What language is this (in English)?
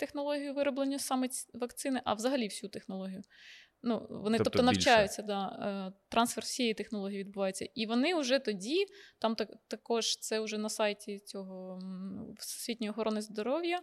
Ukrainian